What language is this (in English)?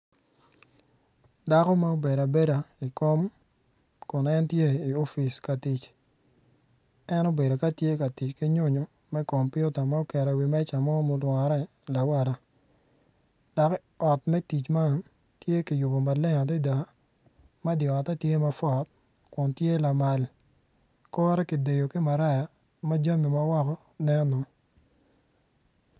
Acoli